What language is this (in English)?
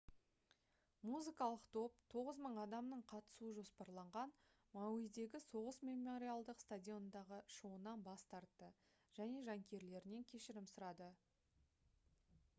Kazakh